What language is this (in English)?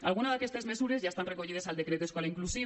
Catalan